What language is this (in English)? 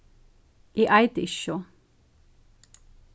Faroese